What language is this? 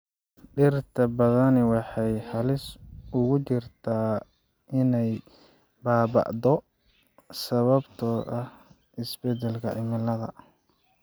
Somali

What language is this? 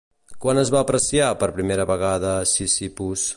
Catalan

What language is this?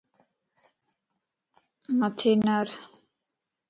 Lasi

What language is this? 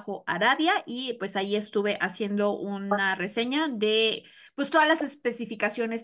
Spanish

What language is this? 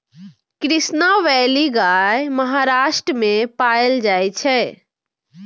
Maithili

